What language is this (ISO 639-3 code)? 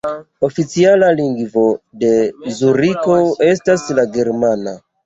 epo